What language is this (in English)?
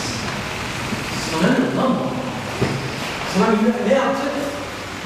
Turkish